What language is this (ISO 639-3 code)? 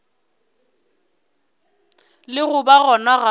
nso